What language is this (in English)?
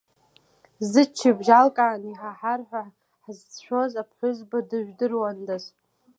Abkhazian